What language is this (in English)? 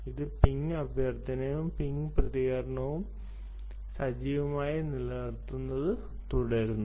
Malayalam